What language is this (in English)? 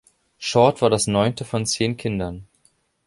German